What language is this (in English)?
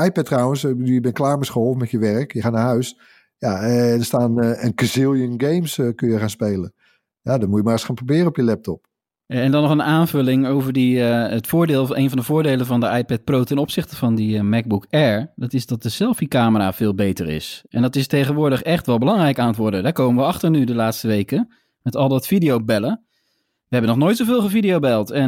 Dutch